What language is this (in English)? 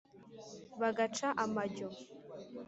Kinyarwanda